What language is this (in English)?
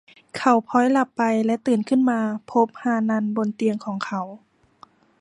Thai